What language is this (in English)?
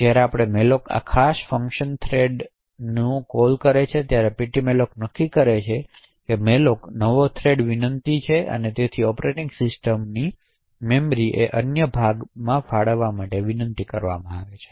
Gujarati